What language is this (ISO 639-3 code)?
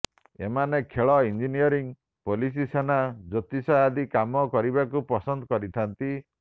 ori